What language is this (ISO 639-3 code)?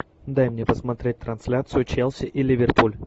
rus